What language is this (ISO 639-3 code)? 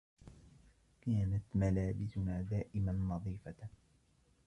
ara